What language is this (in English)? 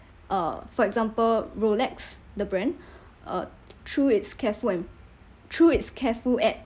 English